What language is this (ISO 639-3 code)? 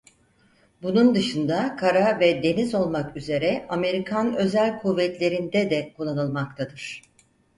tur